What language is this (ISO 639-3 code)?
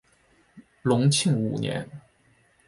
zho